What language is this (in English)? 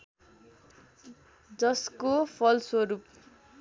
Nepali